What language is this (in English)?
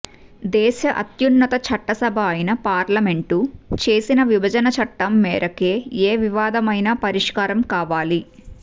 Telugu